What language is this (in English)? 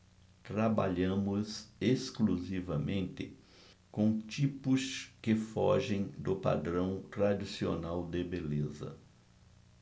Portuguese